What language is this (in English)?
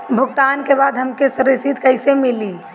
Bhojpuri